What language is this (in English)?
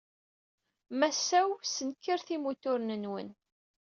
Kabyle